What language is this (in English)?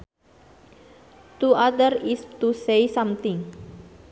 Sundanese